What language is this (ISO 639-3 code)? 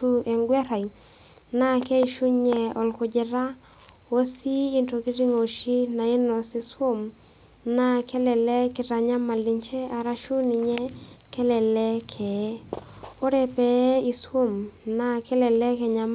mas